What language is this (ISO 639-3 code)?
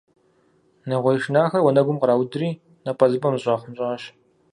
kbd